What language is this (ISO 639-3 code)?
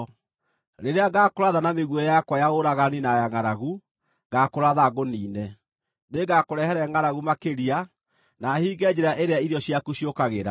kik